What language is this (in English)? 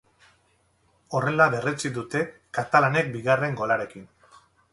Basque